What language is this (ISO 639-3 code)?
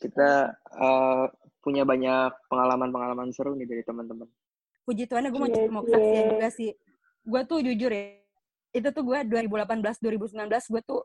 ind